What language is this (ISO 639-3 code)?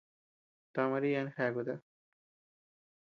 cux